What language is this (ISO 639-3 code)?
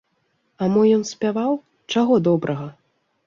bel